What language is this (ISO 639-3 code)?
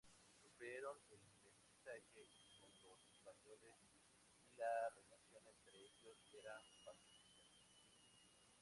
spa